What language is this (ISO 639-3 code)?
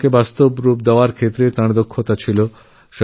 ben